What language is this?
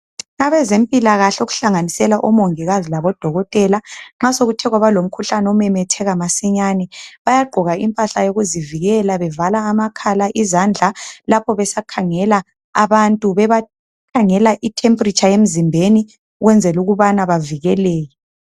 North Ndebele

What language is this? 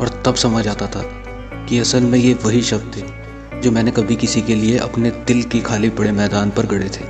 Hindi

